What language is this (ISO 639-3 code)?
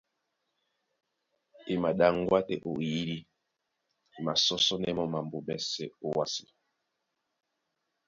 dua